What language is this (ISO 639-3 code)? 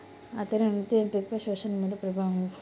tel